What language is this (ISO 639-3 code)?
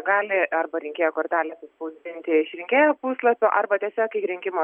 lit